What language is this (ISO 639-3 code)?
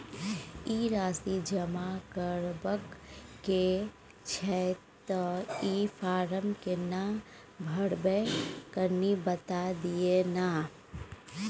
mai